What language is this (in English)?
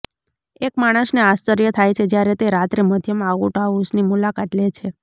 Gujarati